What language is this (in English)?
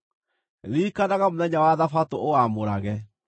Kikuyu